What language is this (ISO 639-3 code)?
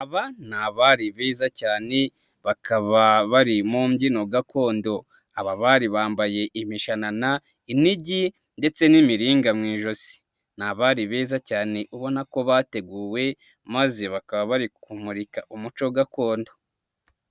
kin